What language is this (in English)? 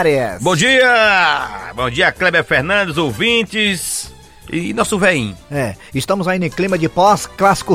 Portuguese